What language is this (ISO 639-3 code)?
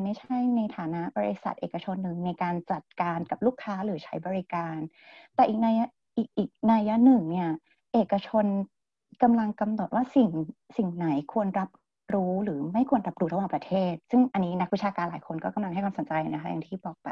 tha